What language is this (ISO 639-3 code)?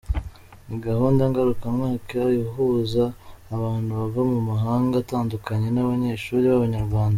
kin